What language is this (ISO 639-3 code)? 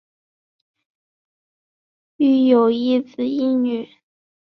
zho